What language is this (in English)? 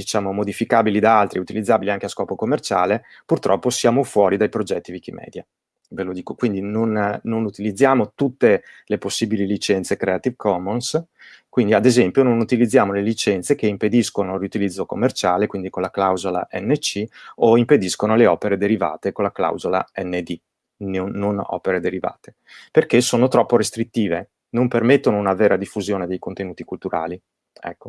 Italian